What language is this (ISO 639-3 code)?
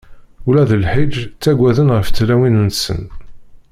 kab